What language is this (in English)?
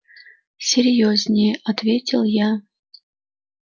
Russian